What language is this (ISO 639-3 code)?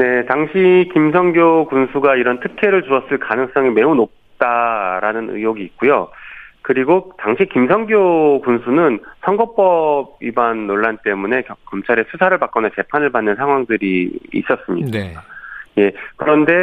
kor